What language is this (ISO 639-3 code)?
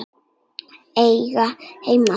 isl